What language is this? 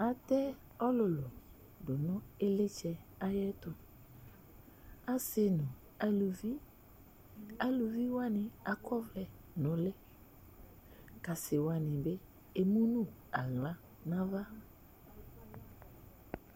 Ikposo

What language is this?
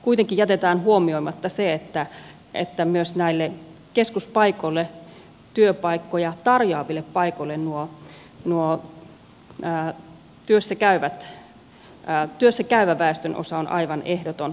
Finnish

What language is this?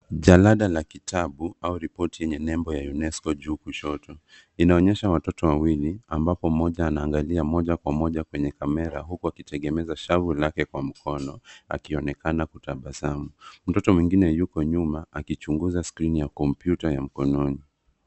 Swahili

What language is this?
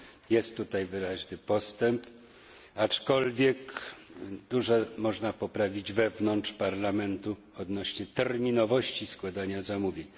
Polish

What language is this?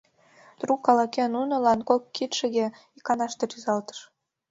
Mari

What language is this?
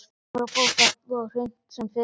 Icelandic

